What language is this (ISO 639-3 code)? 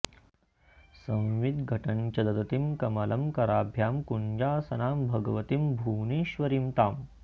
san